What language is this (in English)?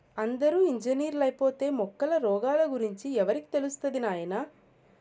Telugu